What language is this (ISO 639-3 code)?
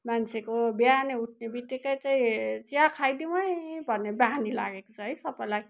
nep